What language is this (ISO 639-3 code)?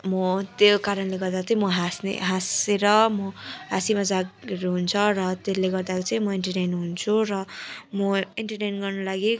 nep